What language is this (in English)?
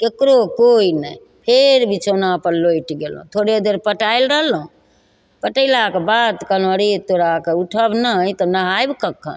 Maithili